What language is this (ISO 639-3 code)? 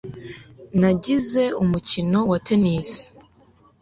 kin